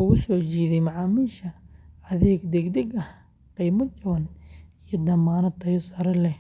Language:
Somali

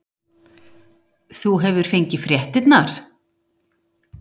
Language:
Icelandic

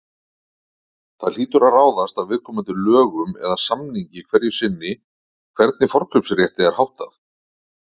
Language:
Icelandic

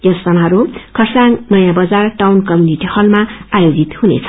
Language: Nepali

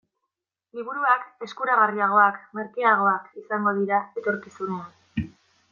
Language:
Basque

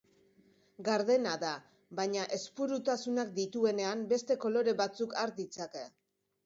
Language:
Basque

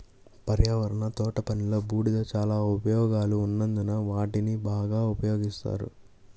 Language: Telugu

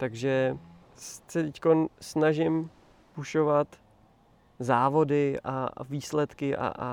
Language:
Czech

